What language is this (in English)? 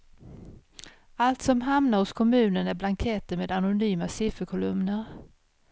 Swedish